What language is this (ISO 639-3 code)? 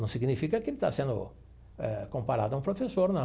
por